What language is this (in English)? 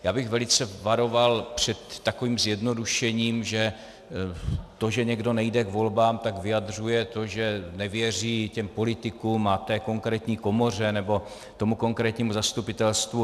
Czech